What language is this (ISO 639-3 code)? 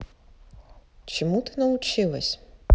rus